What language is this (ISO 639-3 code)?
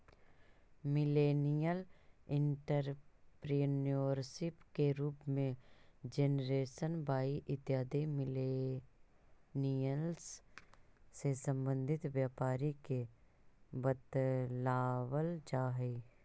mag